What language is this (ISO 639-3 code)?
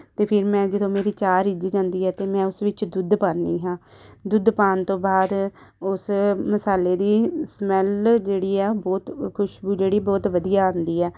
pan